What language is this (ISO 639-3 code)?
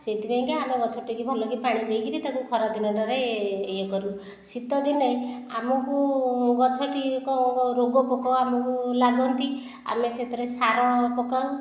ori